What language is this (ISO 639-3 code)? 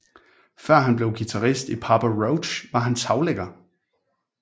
dan